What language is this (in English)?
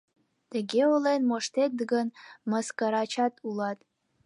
Mari